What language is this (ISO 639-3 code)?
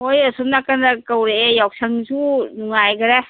mni